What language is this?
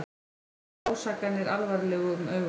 Icelandic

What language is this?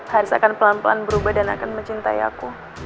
Indonesian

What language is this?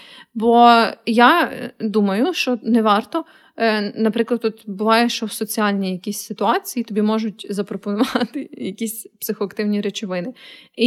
Ukrainian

